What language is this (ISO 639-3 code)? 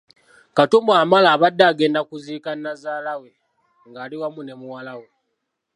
lug